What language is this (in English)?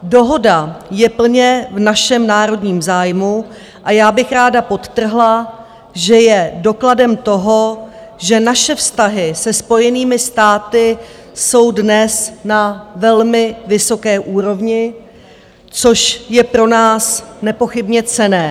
Czech